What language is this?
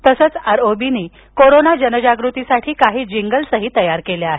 Marathi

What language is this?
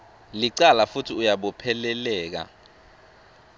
Swati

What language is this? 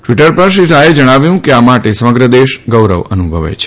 Gujarati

